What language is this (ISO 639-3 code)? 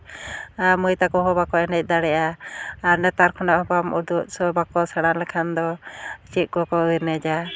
sat